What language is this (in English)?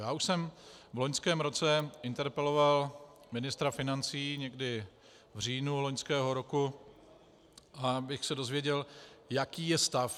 Czech